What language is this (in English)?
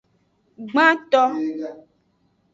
Aja (Benin)